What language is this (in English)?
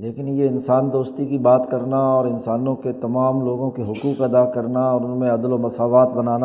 Urdu